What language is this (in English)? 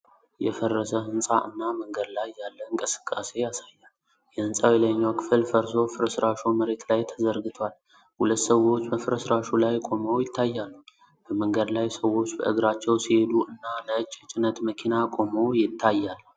Amharic